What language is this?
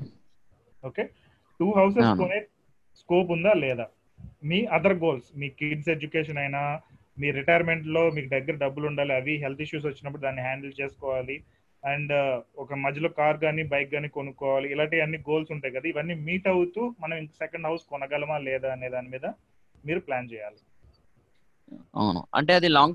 Telugu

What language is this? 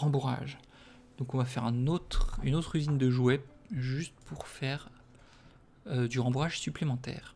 French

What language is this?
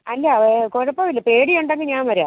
Malayalam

